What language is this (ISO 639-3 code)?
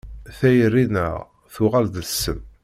kab